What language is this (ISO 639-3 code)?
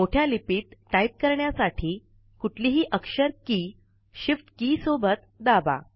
mar